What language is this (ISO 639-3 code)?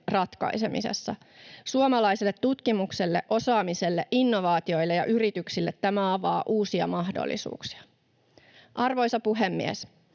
fin